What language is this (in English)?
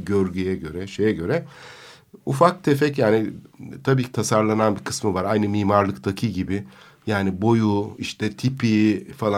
Turkish